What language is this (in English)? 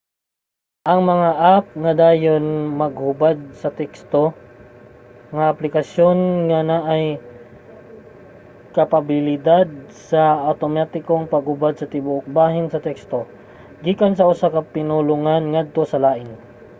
Cebuano